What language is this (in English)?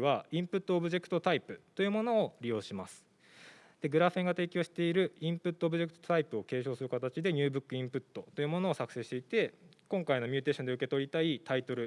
Japanese